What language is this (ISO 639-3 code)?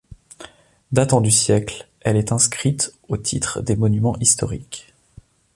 fra